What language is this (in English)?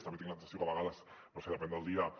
Catalan